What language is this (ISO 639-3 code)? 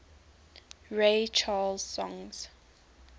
eng